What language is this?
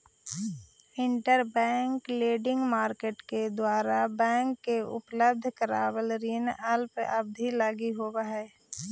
Magahi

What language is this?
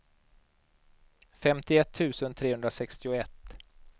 Swedish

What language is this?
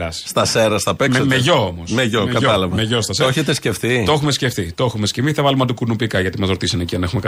Greek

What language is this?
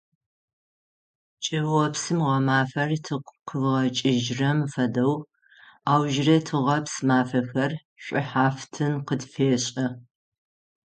Adyghe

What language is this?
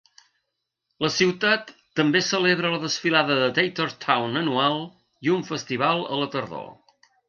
Catalan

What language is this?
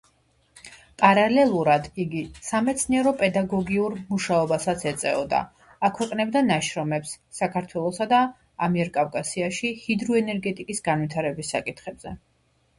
Georgian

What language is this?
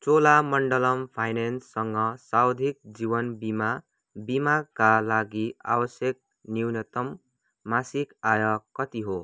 Nepali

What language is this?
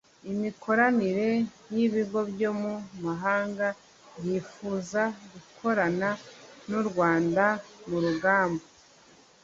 Kinyarwanda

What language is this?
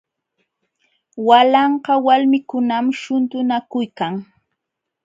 Jauja Wanca Quechua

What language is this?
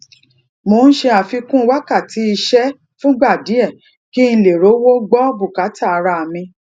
Yoruba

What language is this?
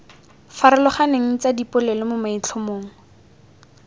Tswana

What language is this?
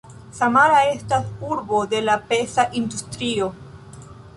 Esperanto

